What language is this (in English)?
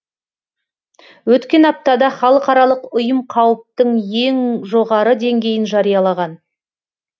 Kazakh